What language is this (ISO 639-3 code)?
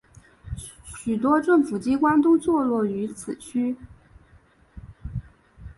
zho